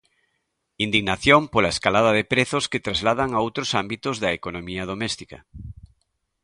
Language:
Galician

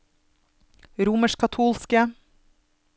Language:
Norwegian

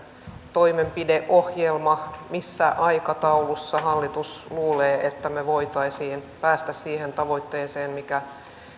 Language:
Finnish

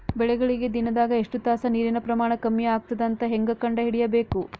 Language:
Kannada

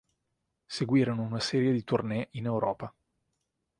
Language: Italian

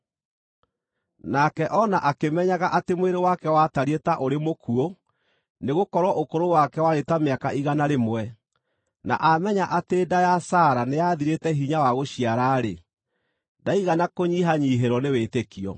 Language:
Kikuyu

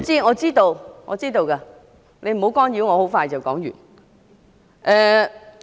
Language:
Cantonese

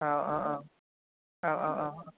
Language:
Bodo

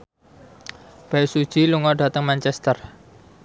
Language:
Javanese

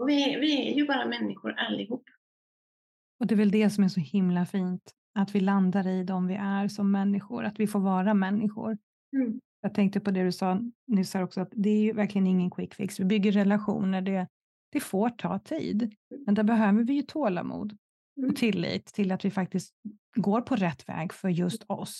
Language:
Swedish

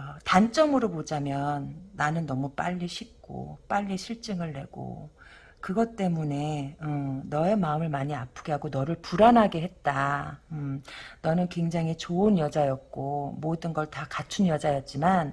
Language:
Korean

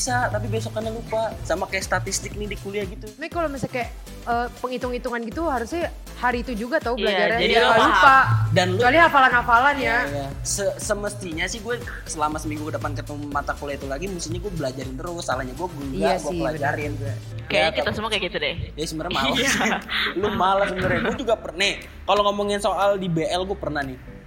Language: Indonesian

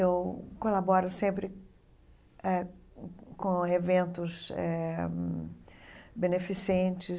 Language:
Portuguese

